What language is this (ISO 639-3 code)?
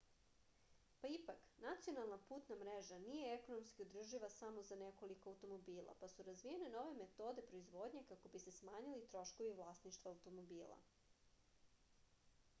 srp